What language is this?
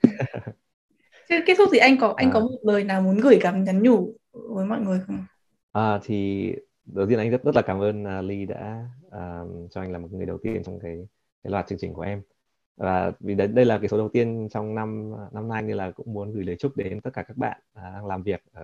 Vietnamese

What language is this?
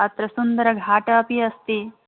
Sanskrit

